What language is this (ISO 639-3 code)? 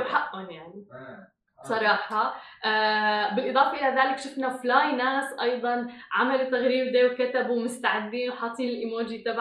ara